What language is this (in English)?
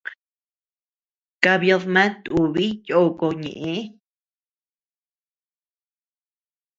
Tepeuxila Cuicatec